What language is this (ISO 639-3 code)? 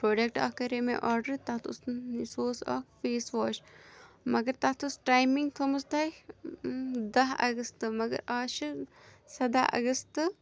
kas